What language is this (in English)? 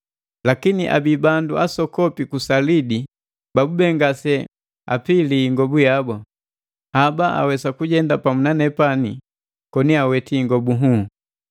Matengo